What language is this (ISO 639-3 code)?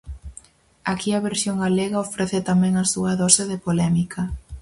glg